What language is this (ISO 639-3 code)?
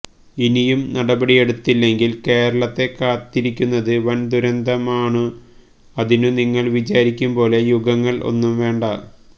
mal